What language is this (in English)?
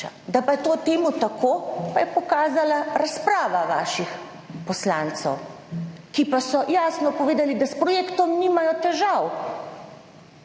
Slovenian